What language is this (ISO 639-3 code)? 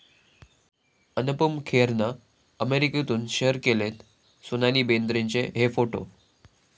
mar